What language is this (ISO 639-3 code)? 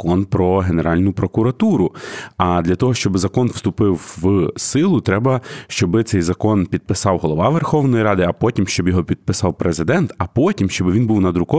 ukr